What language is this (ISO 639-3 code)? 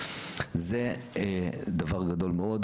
heb